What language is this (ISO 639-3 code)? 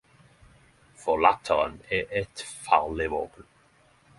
nno